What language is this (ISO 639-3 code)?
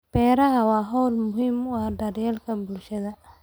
som